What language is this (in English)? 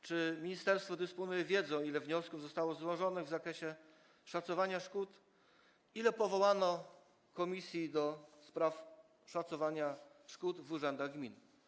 Polish